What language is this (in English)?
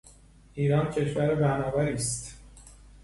Persian